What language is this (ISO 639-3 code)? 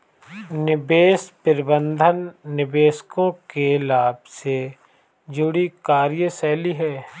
hin